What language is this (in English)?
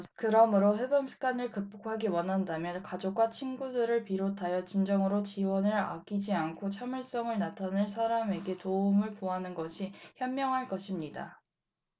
Korean